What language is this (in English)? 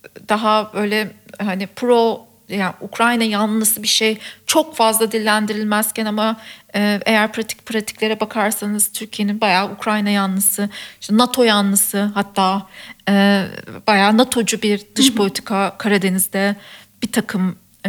Turkish